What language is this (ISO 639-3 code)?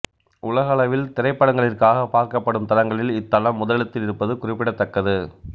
tam